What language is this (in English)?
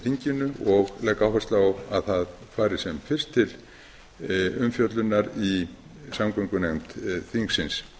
Icelandic